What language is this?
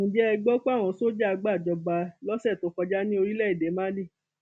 Yoruba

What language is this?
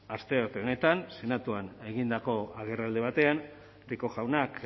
Basque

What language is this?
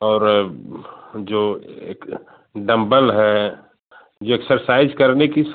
Hindi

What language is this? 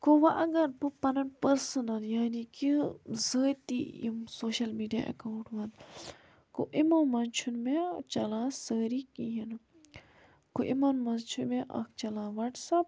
Kashmiri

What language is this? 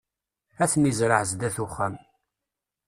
Kabyle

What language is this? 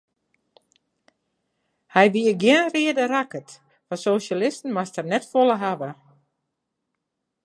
Western Frisian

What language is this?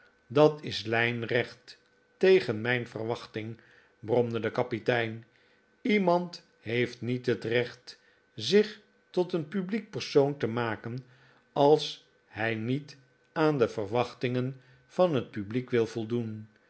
Dutch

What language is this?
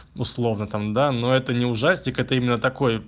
Russian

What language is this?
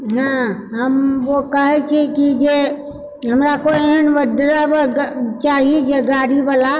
Maithili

